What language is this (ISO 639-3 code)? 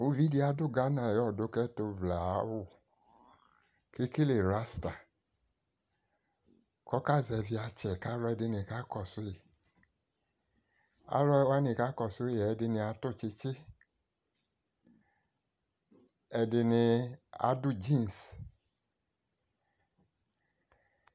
kpo